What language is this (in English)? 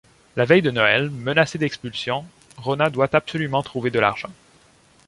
French